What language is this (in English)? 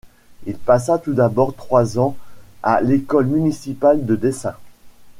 French